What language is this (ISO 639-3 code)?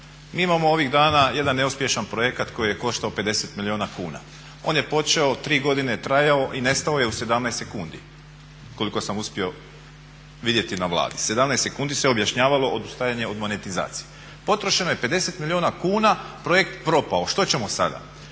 hrv